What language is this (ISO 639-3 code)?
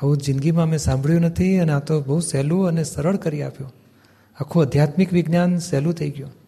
guj